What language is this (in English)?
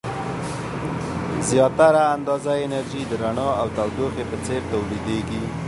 Pashto